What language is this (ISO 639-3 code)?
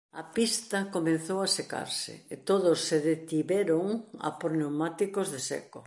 glg